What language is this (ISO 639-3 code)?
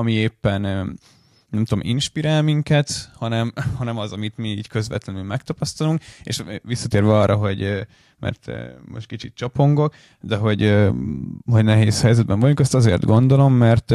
hun